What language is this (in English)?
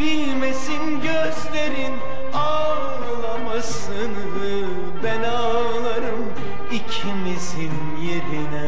Turkish